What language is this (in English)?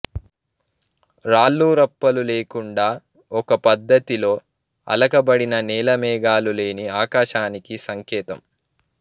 Telugu